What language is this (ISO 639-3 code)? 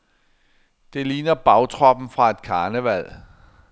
dan